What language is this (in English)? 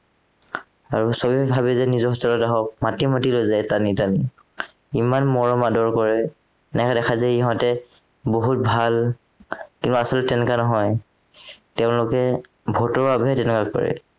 Assamese